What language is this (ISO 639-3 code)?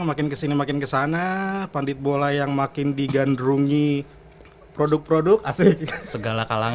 ind